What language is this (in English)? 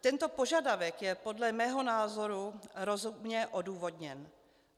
Czech